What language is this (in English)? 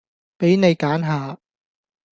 Cantonese